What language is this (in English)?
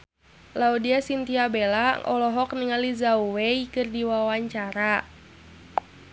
Sundanese